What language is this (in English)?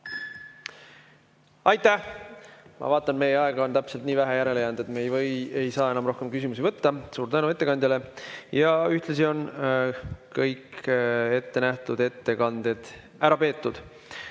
Estonian